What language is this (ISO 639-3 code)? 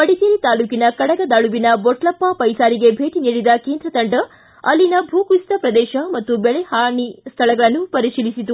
kan